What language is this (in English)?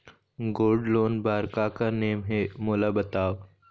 Chhattisgarhi